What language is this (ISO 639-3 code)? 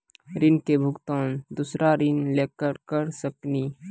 mai